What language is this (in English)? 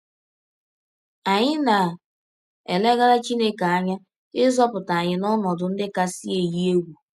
Igbo